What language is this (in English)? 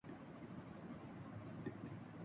Urdu